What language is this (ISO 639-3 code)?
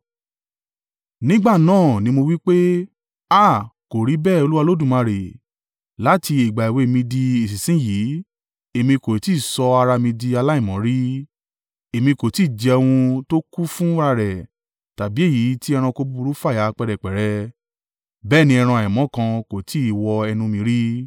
yor